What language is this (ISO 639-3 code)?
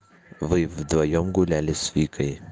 rus